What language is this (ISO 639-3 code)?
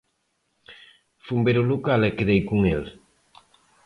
glg